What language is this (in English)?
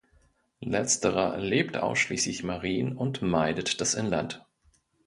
German